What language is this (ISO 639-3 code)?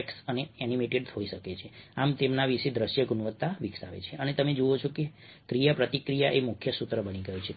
guj